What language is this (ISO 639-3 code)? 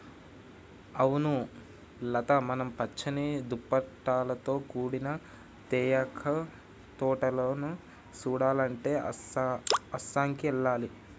tel